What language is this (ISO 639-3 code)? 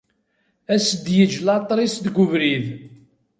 kab